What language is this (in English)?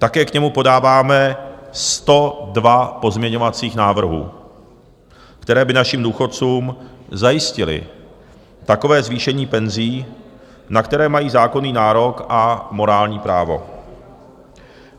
Czech